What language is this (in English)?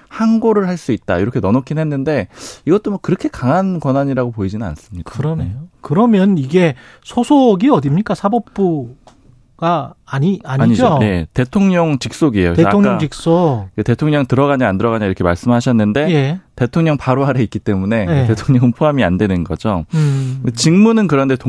Korean